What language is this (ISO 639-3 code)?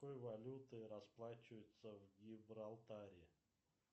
rus